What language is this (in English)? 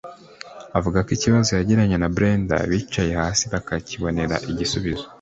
Kinyarwanda